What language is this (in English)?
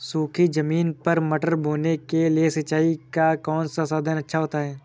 Hindi